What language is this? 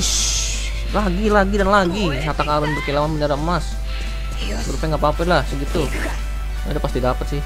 Indonesian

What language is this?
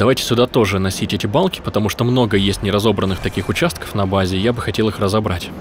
Russian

